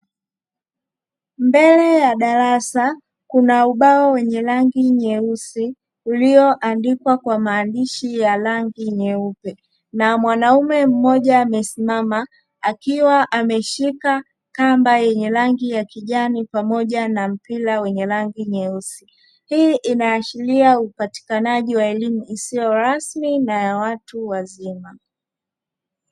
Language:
Swahili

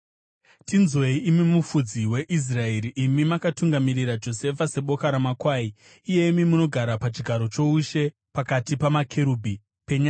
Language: Shona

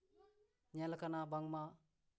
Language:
Santali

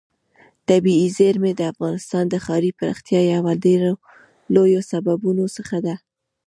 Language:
Pashto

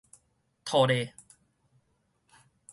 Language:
Min Nan Chinese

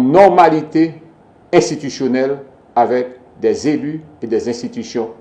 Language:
French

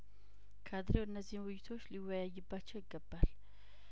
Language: Amharic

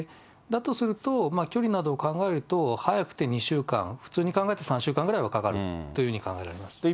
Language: Japanese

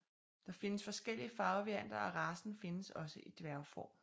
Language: Danish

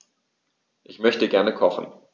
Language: German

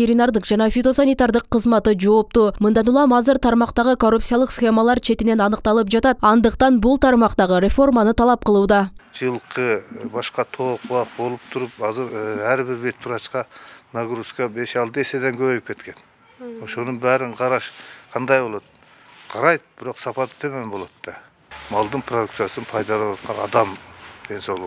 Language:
Turkish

